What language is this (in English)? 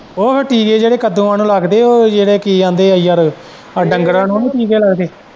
Punjabi